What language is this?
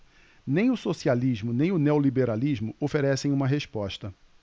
Portuguese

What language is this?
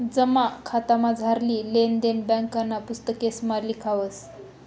Marathi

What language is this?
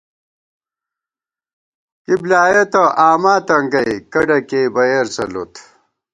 Gawar-Bati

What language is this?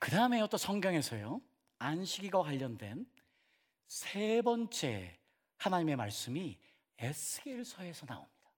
Korean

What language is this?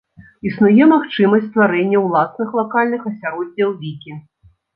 Belarusian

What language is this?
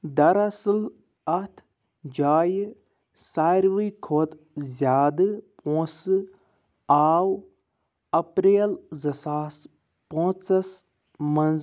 Kashmiri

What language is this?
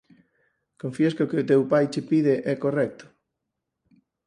Galician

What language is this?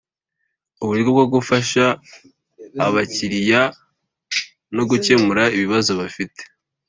Kinyarwanda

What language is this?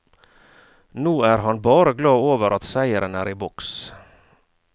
Norwegian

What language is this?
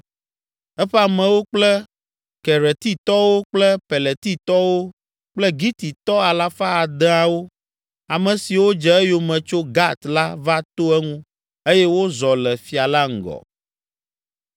Ewe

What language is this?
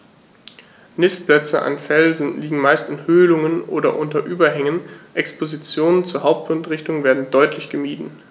German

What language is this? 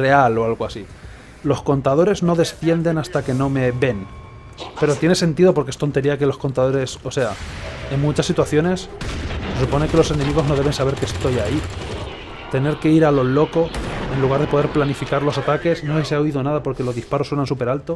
Spanish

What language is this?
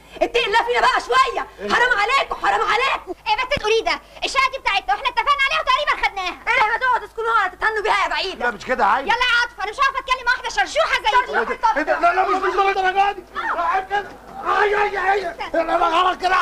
Arabic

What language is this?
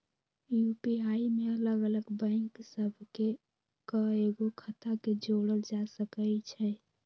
Magahi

